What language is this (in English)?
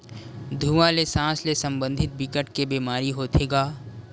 Chhattisgarhi